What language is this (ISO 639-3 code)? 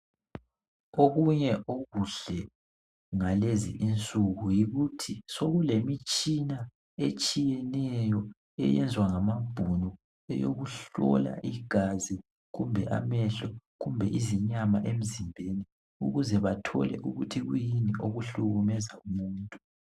nde